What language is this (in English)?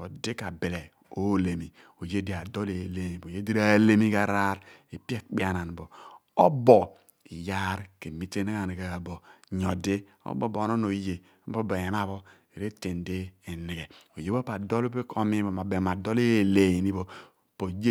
Abua